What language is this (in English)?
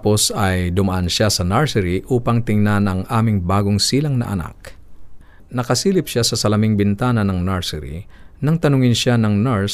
Filipino